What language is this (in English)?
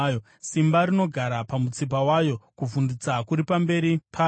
Shona